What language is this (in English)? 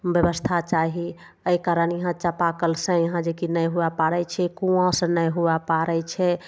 Maithili